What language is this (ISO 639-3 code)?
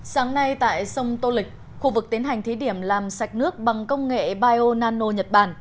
vie